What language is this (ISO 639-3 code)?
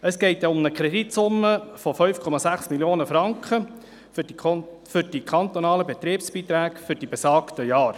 gsw